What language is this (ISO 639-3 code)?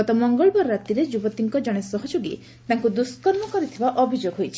ori